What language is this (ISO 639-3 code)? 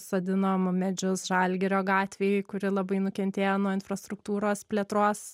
lit